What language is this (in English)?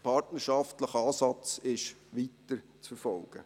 Swiss German